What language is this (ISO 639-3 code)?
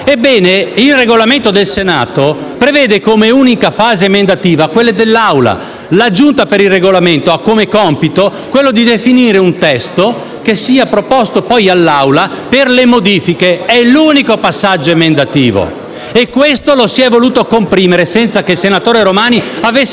ita